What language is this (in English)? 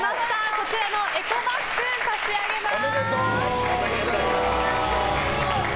Japanese